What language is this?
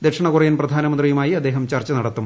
Malayalam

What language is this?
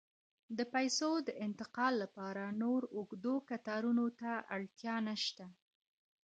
Pashto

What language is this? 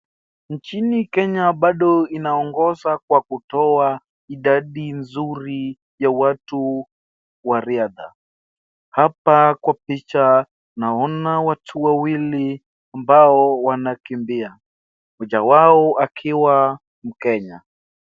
Swahili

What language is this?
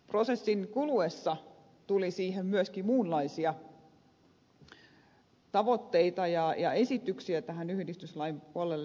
Finnish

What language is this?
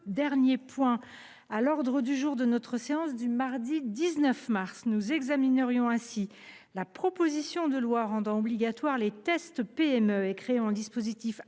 French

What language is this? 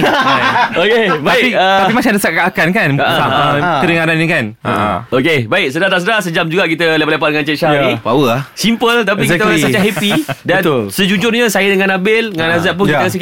Malay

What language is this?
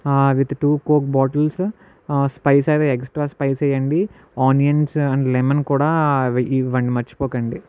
Telugu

